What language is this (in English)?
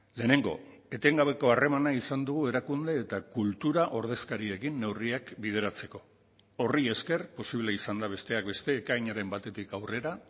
Basque